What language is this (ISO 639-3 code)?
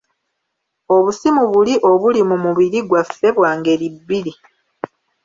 lug